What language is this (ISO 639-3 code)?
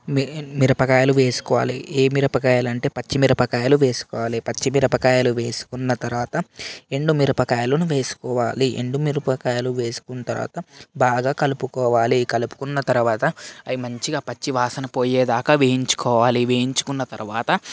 tel